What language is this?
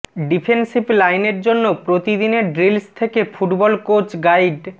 Bangla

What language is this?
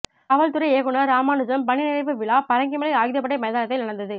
Tamil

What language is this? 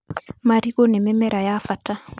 Kikuyu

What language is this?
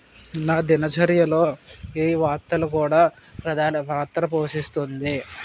Telugu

